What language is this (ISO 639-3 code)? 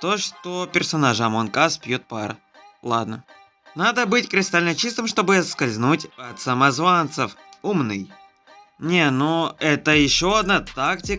rus